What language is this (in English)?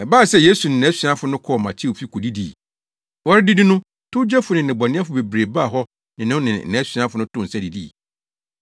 Akan